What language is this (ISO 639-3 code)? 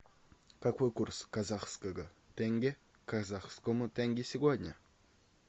rus